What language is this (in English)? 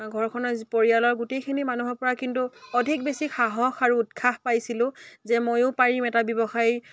Assamese